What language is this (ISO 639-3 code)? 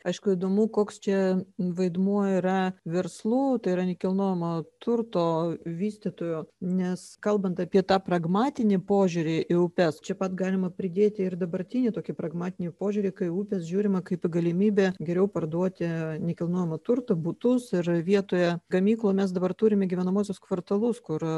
lit